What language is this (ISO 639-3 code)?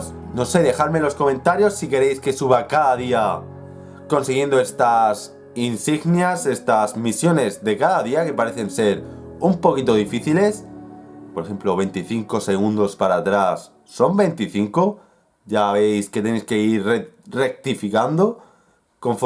spa